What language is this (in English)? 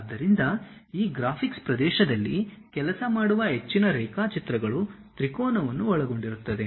Kannada